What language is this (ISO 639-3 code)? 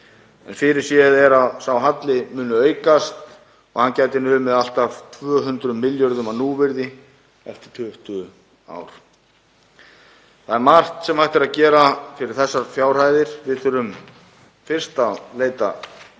isl